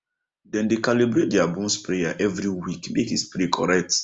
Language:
Nigerian Pidgin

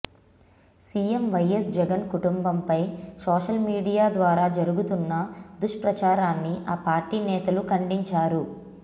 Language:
Telugu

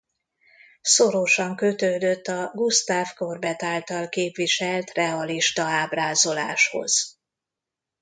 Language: Hungarian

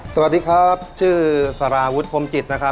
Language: Thai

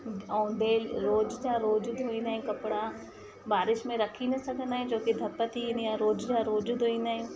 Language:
Sindhi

